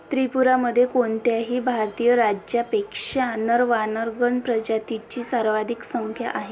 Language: Marathi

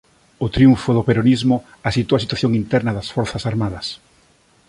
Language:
Galician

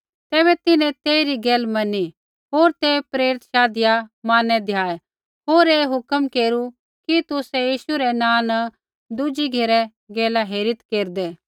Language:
Kullu Pahari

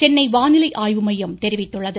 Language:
Tamil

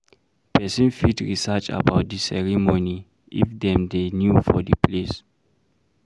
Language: Nigerian Pidgin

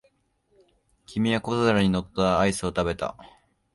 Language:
Japanese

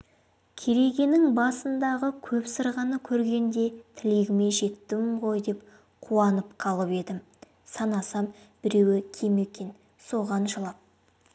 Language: Kazakh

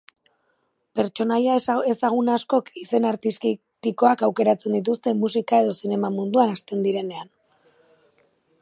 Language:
Basque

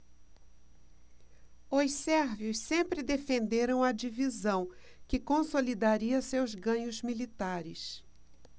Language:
Portuguese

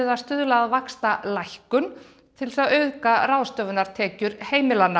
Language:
Icelandic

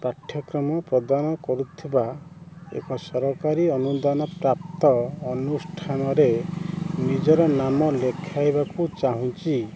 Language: Odia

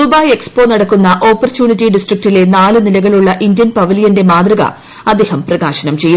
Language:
Malayalam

